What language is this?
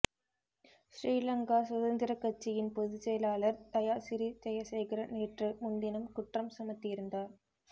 Tamil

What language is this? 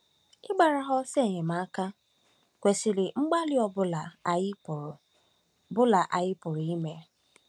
Igbo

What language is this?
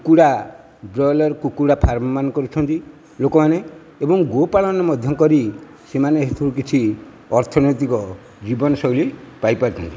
Odia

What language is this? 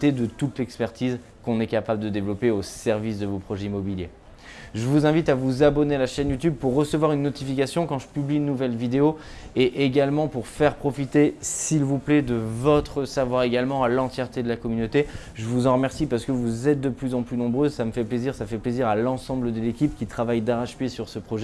French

